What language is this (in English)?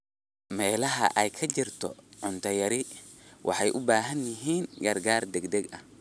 Somali